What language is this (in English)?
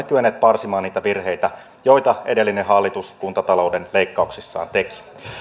Finnish